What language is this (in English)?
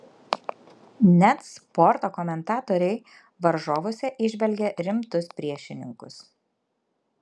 Lithuanian